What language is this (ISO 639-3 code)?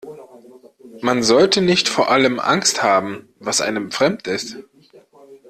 deu